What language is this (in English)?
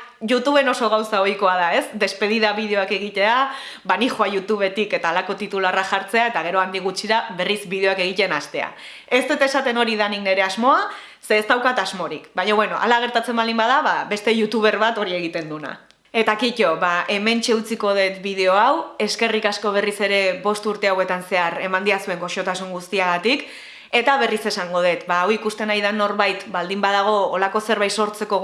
Basque